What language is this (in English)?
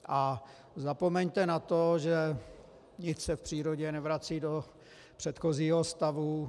Czech